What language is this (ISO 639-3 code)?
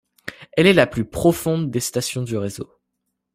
fra